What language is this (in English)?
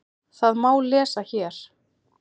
Icelandic